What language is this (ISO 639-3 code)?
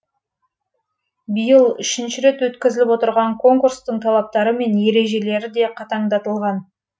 kaz